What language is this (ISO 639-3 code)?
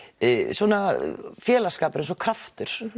isl